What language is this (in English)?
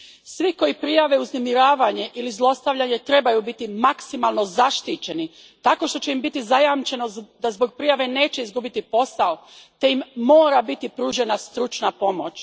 Croatian